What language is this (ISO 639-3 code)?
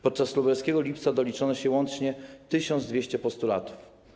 pol